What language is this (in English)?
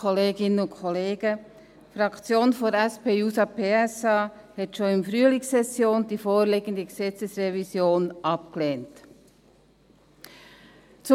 Swiss German